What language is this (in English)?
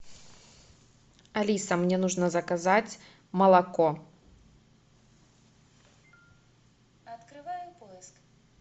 Russian